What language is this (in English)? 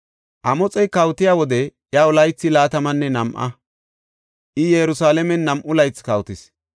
Gofa